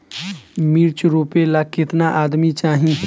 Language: Bhojpuri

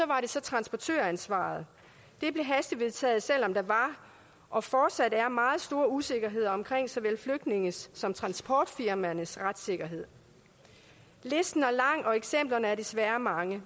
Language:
Danish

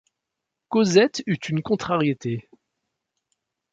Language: French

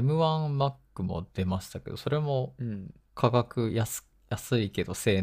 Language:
Japanese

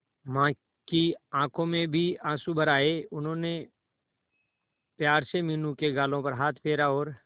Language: Hindi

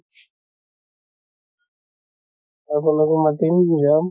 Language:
Assamese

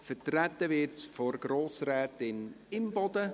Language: Swiss German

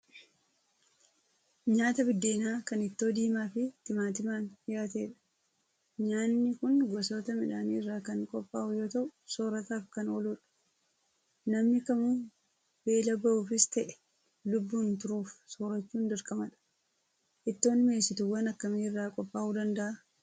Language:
Oromo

